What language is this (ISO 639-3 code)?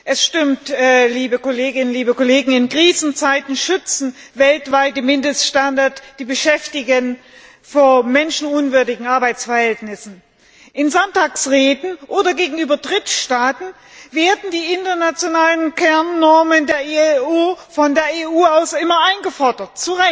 deu